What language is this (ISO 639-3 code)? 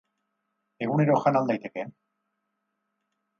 eus